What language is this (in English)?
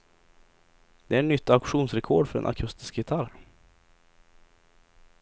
Swedish